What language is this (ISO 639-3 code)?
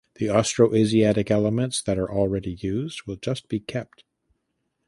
eng